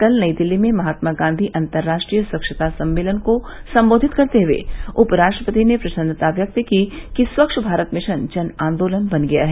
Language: Hindi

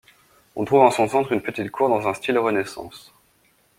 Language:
French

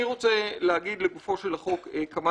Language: Hebrew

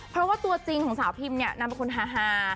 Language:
Thai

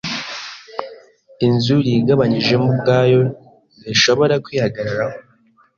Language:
Kinyarwanda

